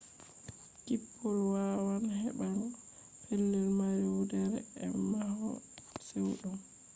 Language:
Fula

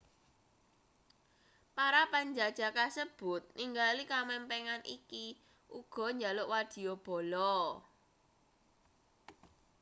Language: Javanese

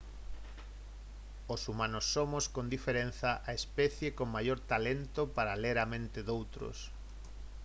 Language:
Galician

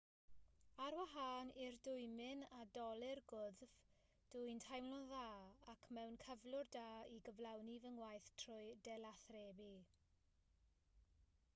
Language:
Welsh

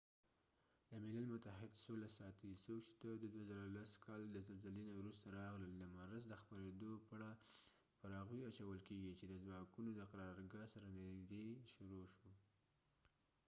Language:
Pashto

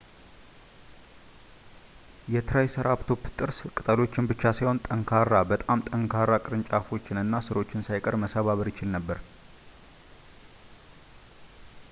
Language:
Amharic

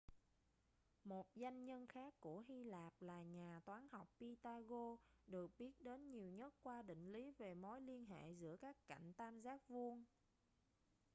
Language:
Vietnamese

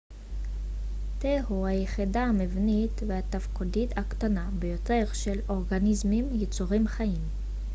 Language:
Hebrew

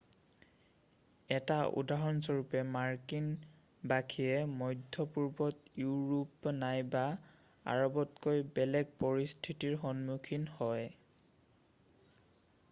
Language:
Assamese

